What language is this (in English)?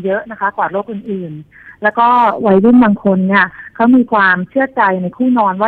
Thai